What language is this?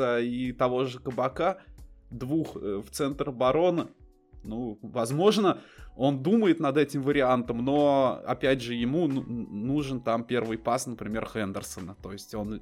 Russian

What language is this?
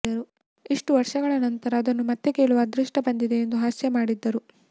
Kannada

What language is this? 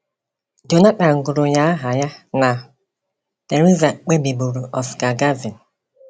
Igbo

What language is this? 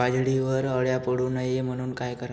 Marathi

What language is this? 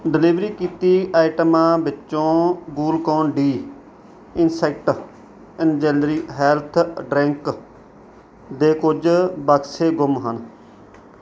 Punjabi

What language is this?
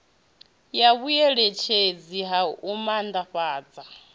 Venda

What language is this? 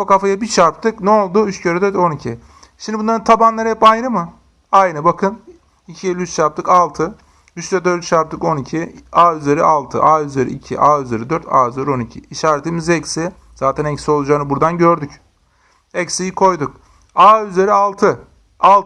Turkish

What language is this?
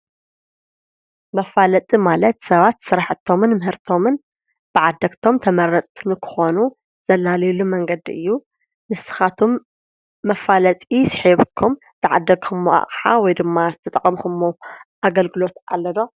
Tigrinya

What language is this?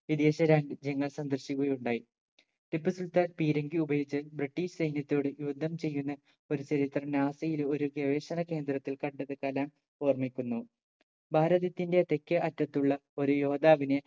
Malayalam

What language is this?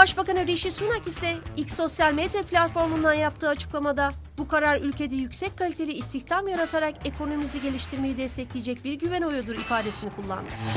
Turkish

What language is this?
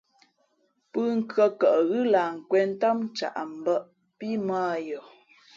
Fe'fe'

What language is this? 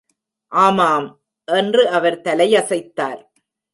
Tamil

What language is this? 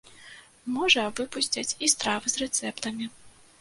Belarusian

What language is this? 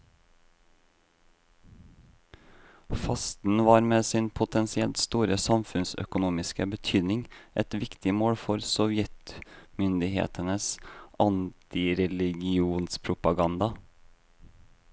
Norwegian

